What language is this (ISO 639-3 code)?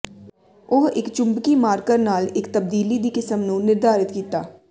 pan